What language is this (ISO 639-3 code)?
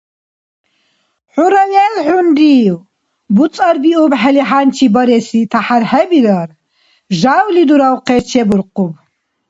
dar